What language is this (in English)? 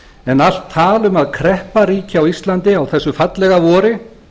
Icelandic